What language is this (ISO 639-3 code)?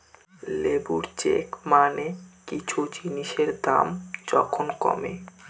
ben